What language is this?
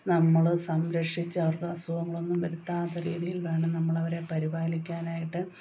Malayalam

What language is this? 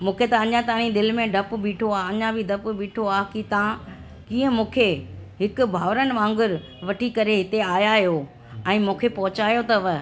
Sindhi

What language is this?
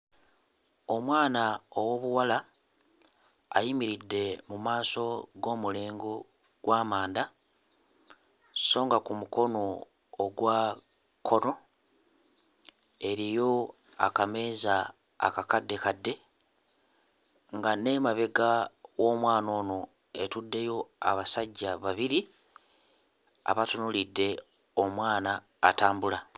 Ganda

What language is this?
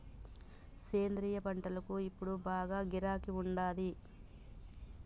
Telugu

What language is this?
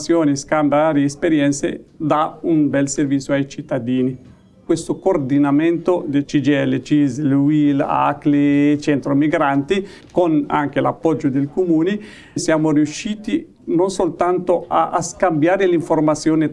Italian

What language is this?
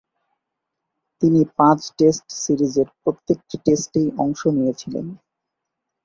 Bangla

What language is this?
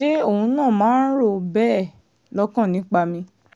Yoruba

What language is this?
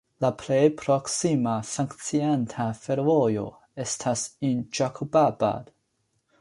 Esperanto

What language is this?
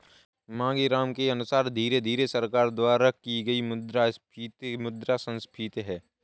Hindi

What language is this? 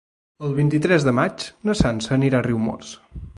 Catalan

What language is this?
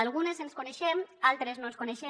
Catalan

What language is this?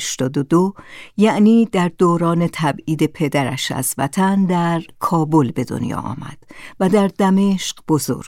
Persian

